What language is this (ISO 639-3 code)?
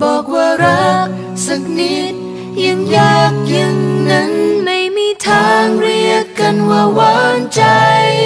tha